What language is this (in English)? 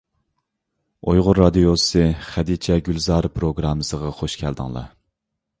Uyghur